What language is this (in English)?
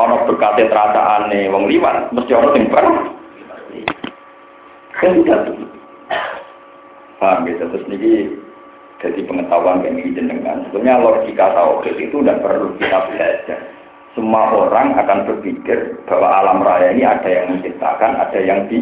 Indonesian